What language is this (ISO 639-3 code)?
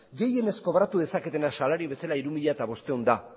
eus